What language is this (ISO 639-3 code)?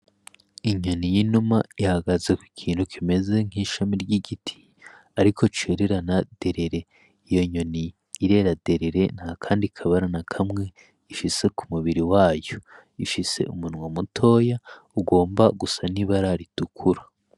run